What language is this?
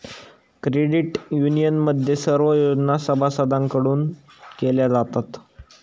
Marathi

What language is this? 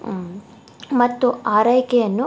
Kannada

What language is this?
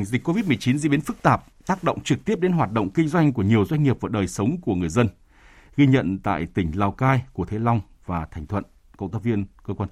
Vietnamese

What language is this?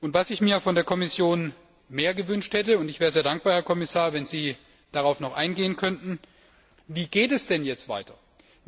German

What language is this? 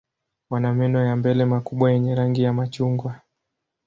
Swahili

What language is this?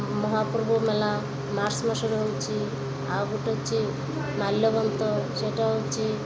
Odia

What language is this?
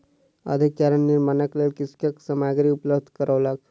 Maithili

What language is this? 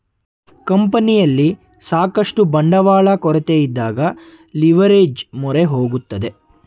Kannada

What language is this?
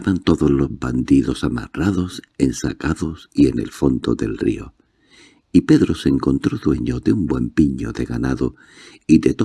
Spanish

